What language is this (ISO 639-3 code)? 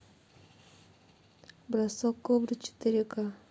rus